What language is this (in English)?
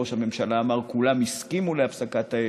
Hebrew